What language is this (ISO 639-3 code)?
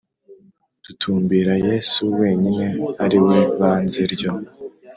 kin